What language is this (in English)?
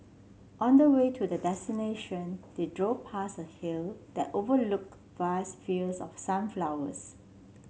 English